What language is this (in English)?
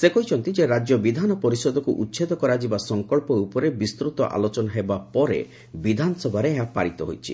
Odia